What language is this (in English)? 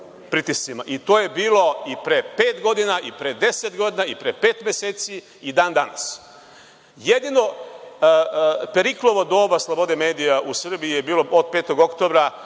Serbian